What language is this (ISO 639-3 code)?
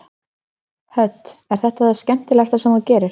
isl